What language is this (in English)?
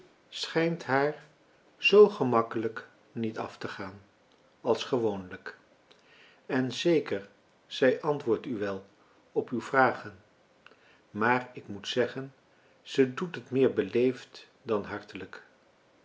Dutch